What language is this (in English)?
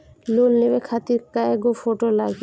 Bhojpuri